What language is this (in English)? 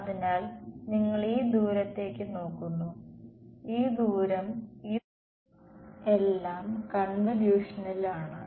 Malayalam